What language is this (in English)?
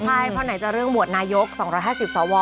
Thai